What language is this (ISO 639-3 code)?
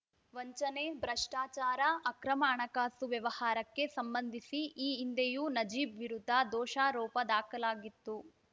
kan